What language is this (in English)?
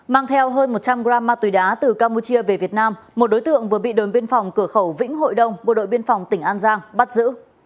Vietnamese